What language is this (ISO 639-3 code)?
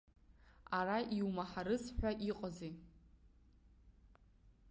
abk